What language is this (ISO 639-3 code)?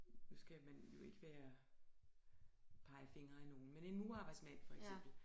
dan